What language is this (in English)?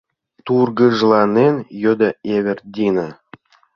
Mari